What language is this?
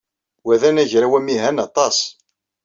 Kabyle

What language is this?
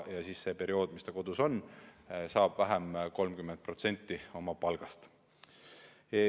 Estonian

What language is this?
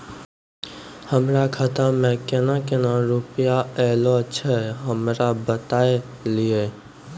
Maithili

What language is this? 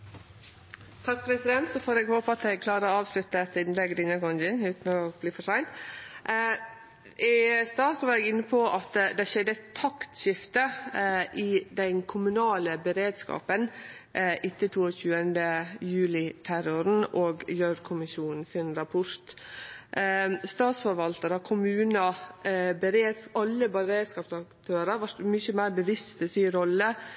Norwegian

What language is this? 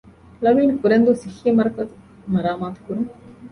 Divehi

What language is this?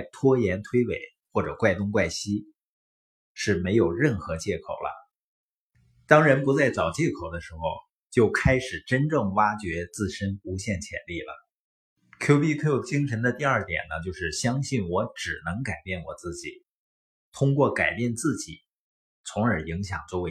Chinese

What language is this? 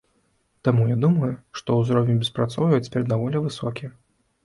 Belarusian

